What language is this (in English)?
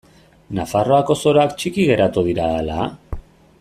Basque